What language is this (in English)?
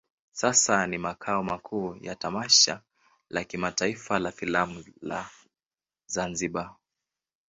Swahili